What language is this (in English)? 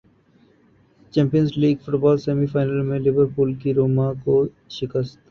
Urdu